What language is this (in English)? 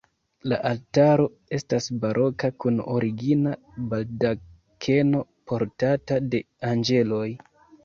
Esperanto